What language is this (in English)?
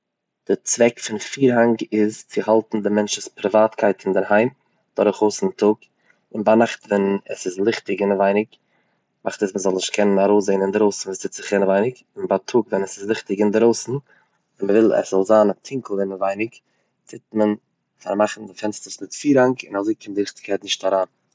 Yiddish